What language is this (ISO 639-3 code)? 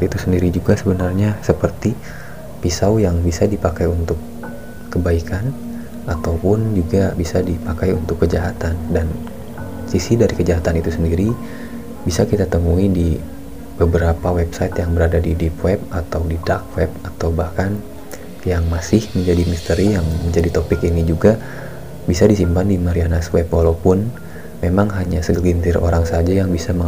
ind